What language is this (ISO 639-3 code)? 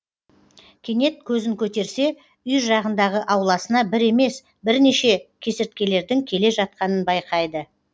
kaz